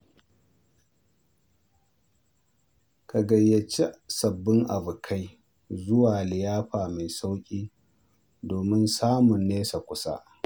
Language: Hausa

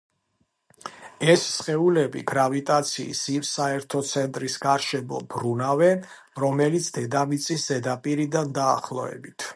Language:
Georgian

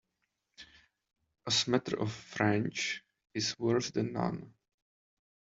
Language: English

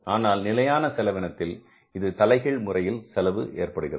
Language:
Tamil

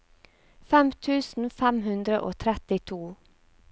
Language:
Norwegian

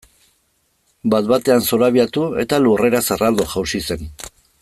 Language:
Basque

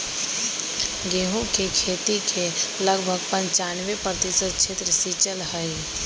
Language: Magahi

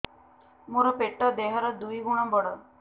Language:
Odia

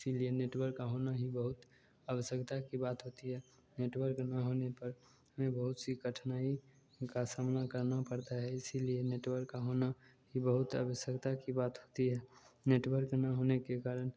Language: Hindi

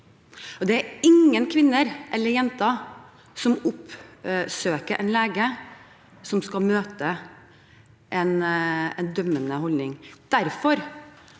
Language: Norwegian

